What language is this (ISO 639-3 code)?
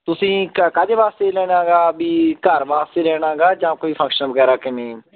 pan